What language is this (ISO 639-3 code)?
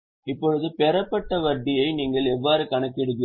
tam